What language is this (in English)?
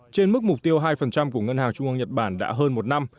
Vietnamese